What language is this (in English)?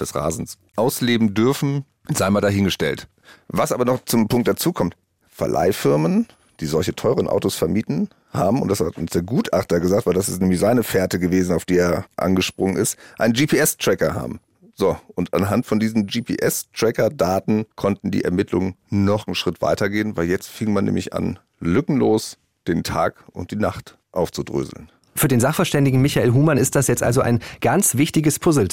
German